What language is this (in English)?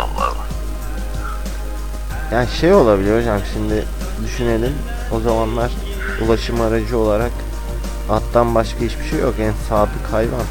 Turkish